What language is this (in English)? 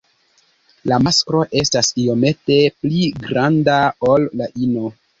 Esperanto